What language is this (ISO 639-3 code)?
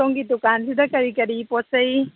mni